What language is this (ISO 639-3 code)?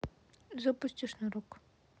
rus